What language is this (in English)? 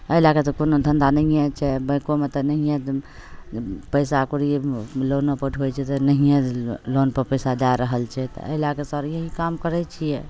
Maithili